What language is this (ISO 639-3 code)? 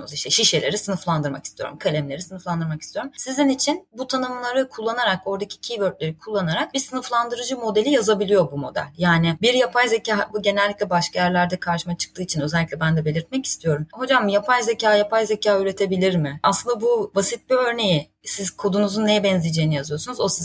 tur